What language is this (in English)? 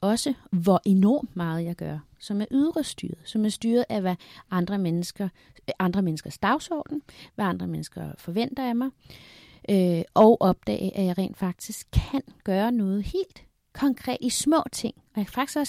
Danish